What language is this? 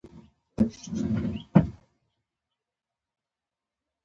Pashto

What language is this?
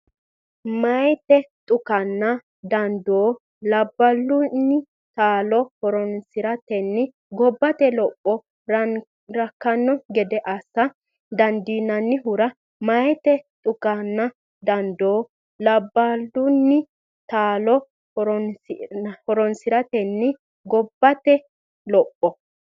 Sidamo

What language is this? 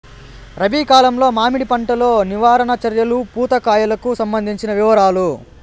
Telugu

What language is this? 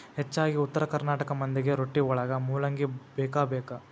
Kannada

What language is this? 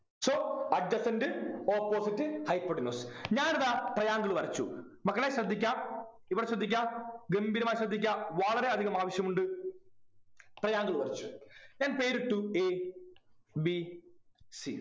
Malayalam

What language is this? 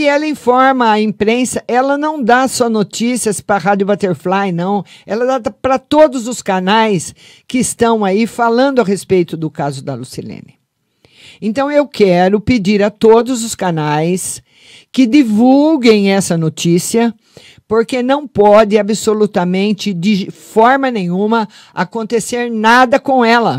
Portuguese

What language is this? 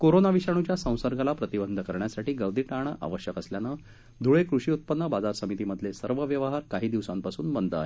Marathi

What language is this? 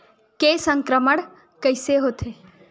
Chhattisgarhi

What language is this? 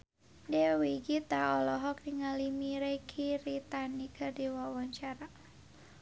Sundanese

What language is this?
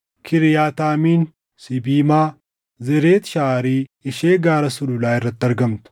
Oromo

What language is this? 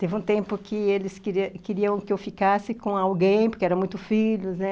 Portuguese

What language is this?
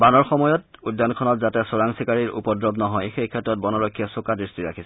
Assamese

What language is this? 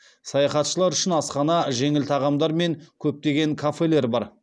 Kazakh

